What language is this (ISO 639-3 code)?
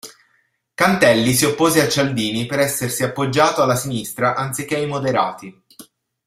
ita